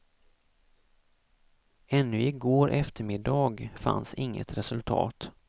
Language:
Swedish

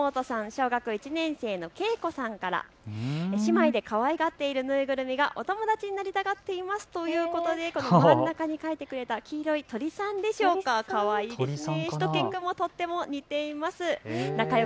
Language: Japanese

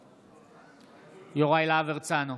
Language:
Hebrew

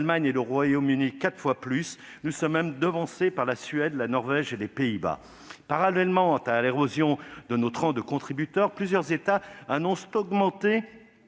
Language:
French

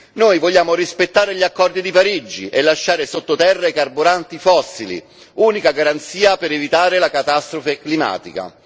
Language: Italian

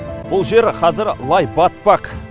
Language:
Kazakh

